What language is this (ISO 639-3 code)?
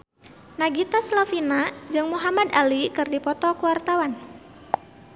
sun